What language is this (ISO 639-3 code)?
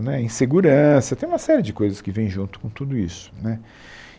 por